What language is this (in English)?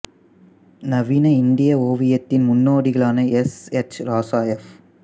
Tamil